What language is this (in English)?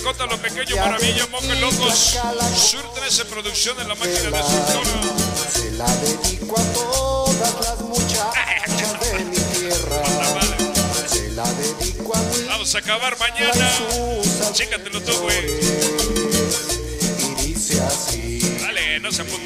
Spanish